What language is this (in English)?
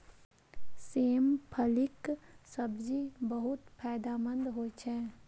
Maithili